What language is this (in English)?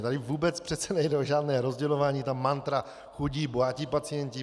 Czech